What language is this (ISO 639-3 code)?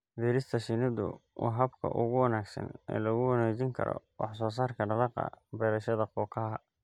som